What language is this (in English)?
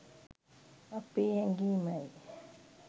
Sinhala